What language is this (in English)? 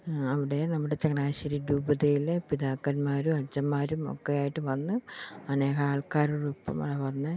Malayalam